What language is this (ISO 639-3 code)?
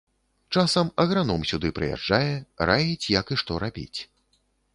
bel